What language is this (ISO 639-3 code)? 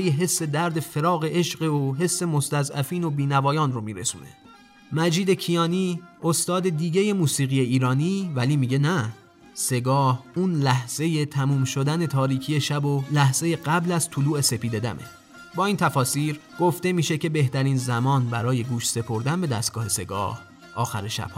fas